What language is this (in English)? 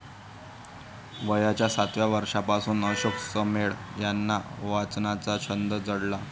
Marathi